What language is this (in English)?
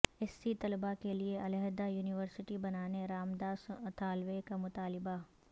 Urdu